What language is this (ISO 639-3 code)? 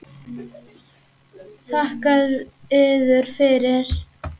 isl